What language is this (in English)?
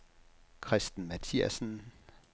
Danish